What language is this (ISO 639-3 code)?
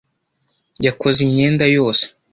kin